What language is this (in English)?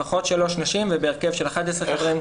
Hebrew